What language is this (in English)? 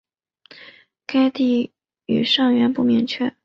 Chinese